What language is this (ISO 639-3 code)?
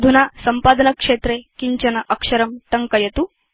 san